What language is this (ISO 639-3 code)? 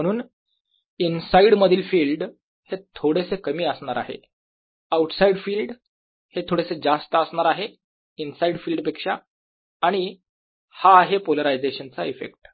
mar